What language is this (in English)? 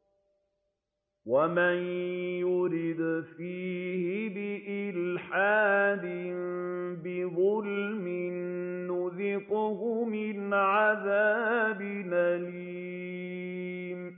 Arabic